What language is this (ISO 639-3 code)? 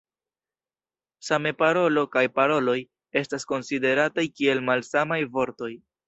epo